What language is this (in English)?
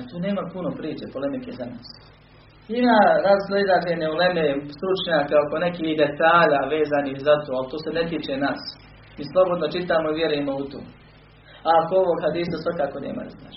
Croatian